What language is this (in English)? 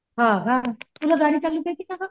Marathi